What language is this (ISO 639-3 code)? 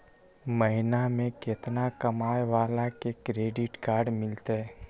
mag